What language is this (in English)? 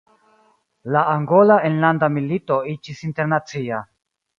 Esperanto